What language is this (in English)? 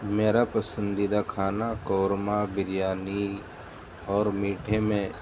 Urdu